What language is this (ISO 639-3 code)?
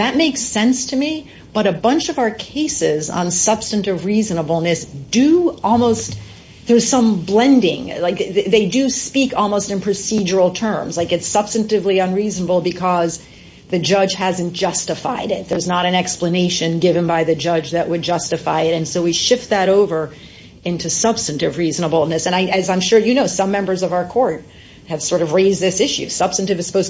eng